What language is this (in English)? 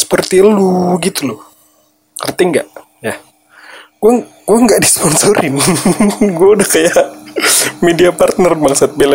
Indonesian